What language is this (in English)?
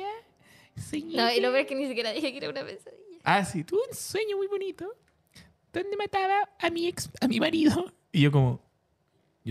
Spanish